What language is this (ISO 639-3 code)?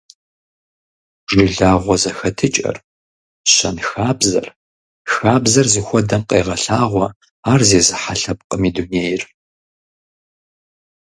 kbd